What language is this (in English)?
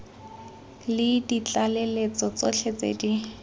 Tswana